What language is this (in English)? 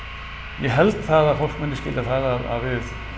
Icelandic